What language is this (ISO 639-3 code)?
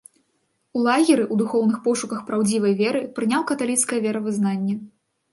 bel